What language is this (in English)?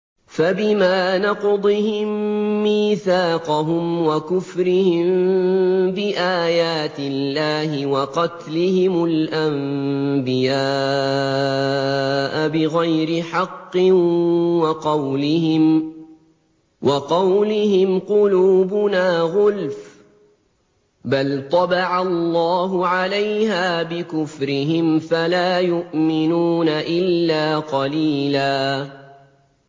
Arabic